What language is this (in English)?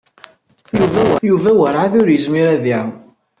Kabyle